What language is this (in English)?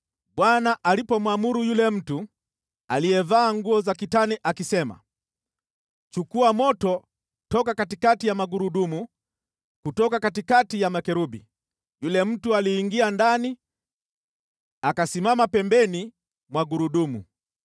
Swahili